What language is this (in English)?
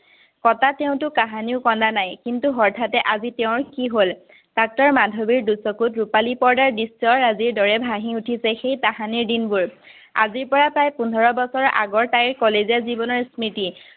Assamese